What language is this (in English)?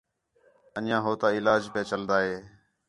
Khetrani